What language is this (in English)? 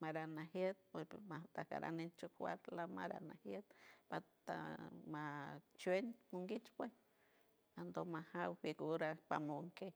San Francisco Del Mar Huave